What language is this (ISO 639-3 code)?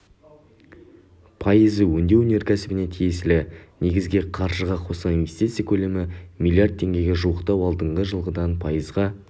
kaz